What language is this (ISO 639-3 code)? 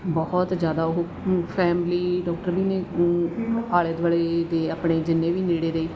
pan